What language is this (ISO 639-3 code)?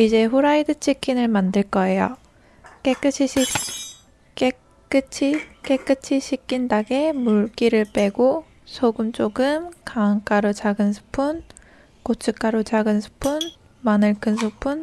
kor